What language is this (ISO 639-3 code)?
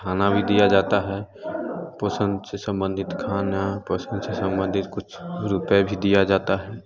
hin